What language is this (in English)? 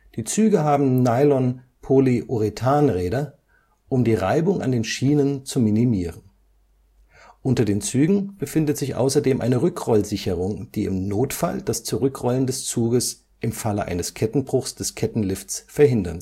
German